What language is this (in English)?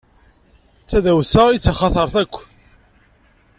Kabyle